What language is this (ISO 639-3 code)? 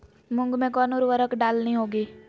mag